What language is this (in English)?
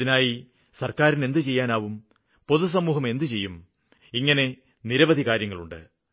Malayalam